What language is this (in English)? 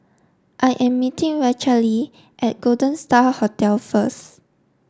English